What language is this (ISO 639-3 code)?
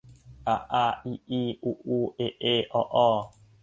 tha